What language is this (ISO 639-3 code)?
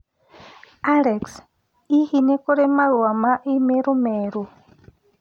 kik